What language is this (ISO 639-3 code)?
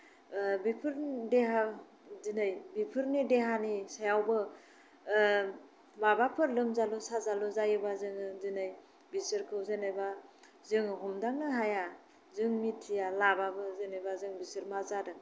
brx